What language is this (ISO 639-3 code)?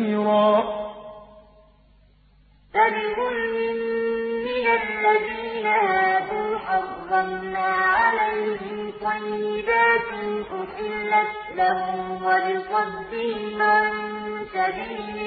ara